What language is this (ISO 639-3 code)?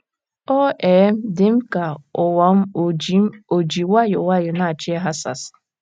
ibo